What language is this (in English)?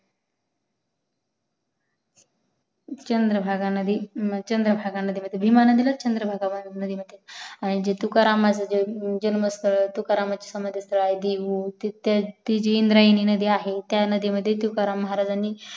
Marathi